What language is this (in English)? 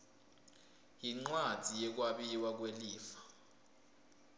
Swati